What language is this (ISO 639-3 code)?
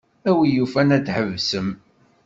kab